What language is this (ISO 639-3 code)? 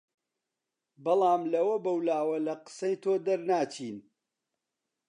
ckb